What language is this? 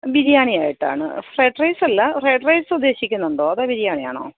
Malayalam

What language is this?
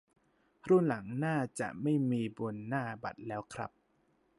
Thai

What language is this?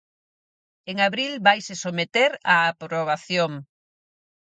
Galician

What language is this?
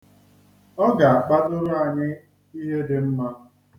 Igbo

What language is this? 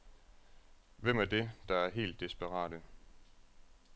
Danish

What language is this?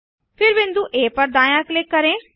Hindi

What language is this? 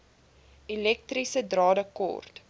Afrikaans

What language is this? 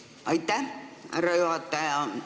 Estonian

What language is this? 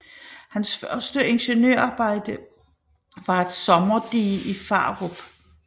Danish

